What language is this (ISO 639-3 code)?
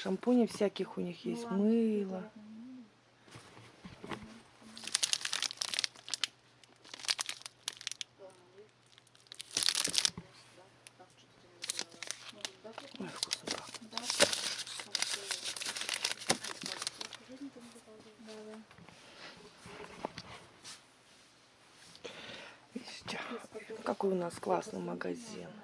rus